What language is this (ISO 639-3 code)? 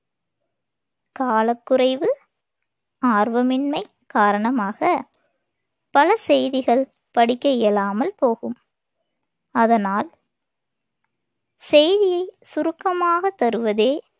tam